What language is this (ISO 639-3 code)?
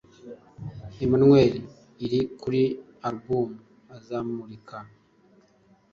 kin